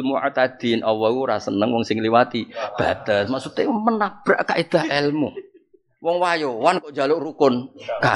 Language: Indonesian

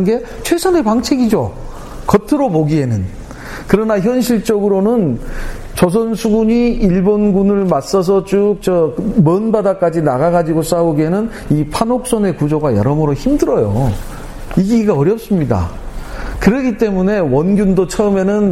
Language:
Korean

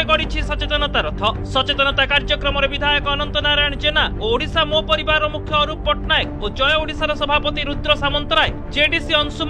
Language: Korean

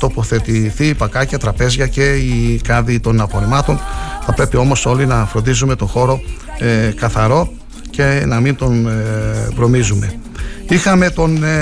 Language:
Greek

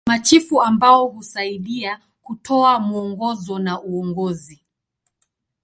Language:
Swahili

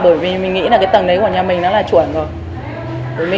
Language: Vietnamese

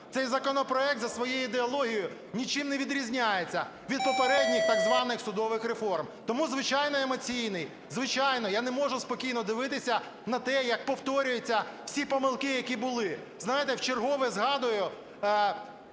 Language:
Ukrainian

